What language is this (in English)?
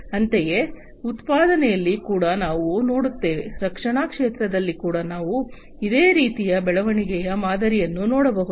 Kannada